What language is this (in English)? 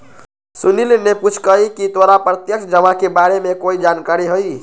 Magahi